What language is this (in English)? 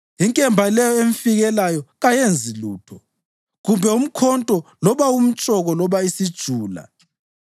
North Ndebele